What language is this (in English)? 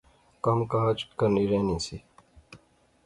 Pahari-Potwari